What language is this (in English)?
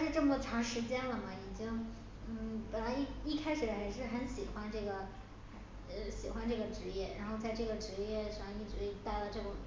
Chinese